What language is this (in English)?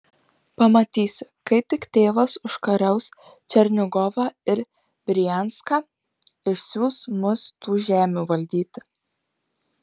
Lithuanian